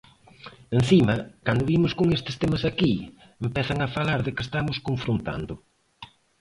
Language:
Galician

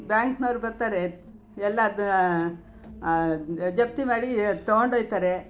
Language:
Kannada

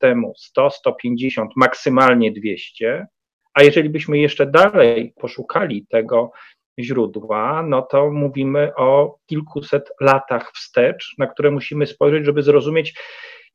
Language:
Polish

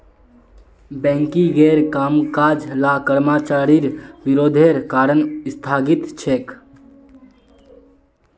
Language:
Magahi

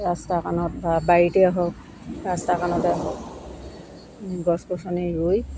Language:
Assamese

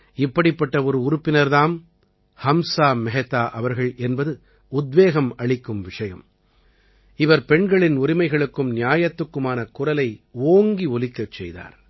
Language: Tamil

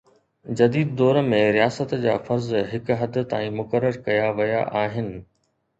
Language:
Sindhi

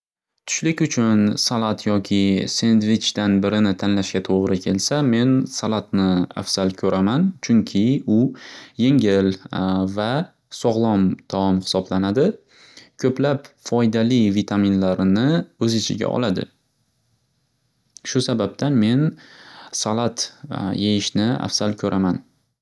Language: Uzbek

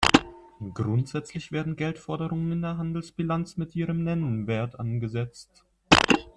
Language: German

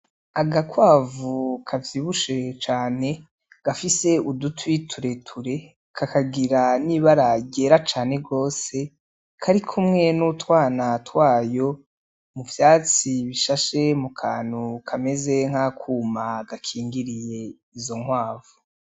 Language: Rundi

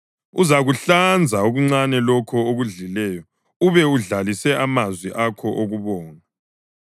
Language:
North Ndebele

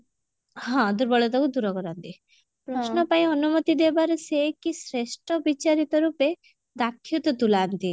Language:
Odia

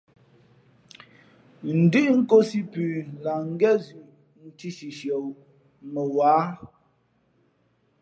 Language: Fe'fe'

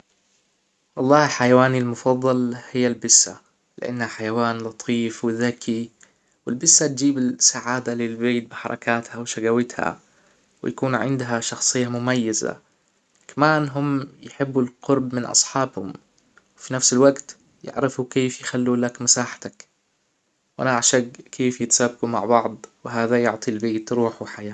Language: Hijazi Arabic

